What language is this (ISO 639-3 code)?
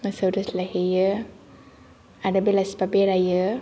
brx